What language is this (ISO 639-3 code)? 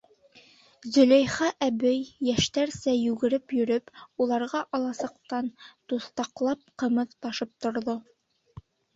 bak